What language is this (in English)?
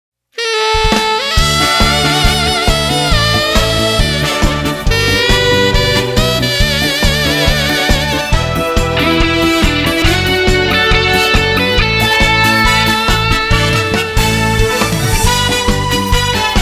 Korean